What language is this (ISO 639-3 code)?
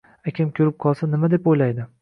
uzb